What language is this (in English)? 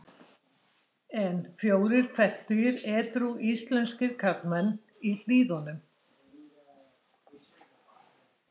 Icelandic